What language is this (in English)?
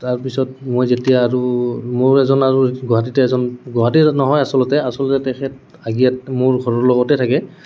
Assamese